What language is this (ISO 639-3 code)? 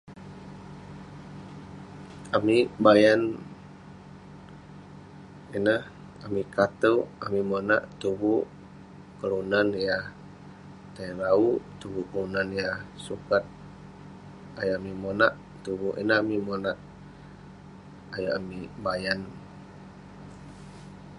pne